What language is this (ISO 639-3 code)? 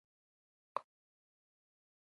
pus